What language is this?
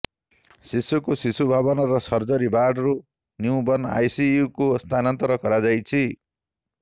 Odia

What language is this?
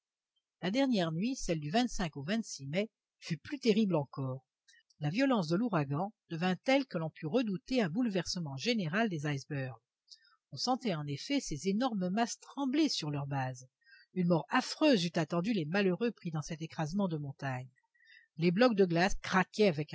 French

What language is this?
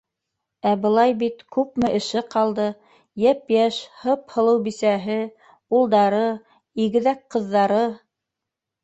Bashkir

